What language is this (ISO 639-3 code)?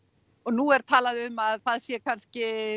isl